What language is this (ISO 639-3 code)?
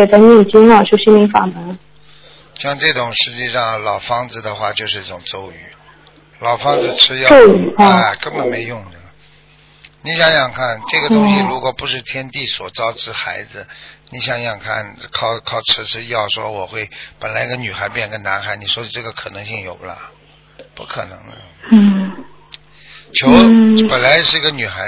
zho